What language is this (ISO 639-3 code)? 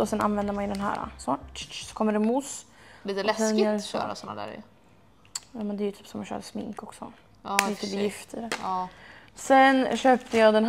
swe